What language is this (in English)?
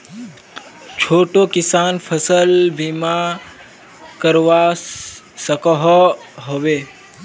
Magahi